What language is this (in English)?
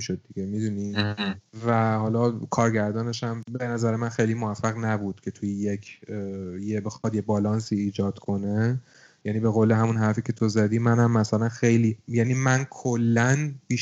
Persian